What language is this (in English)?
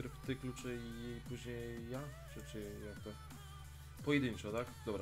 Polish